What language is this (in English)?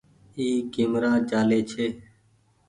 Goaria